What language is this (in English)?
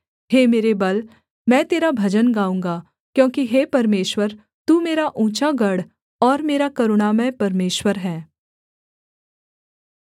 Hindi